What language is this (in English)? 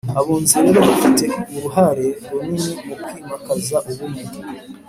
Kinyarwanda